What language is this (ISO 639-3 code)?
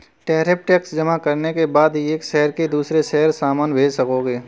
hin